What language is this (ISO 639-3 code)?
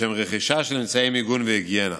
heb